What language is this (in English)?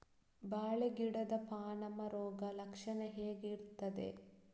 Kannada